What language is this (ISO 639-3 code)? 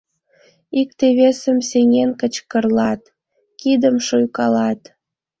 chm